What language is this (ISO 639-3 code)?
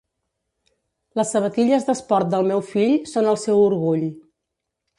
cat